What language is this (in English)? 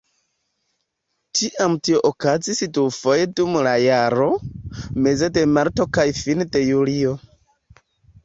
Esperanto